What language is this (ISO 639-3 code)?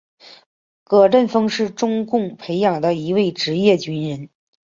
zho